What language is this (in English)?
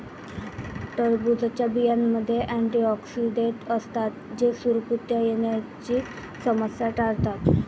Marathi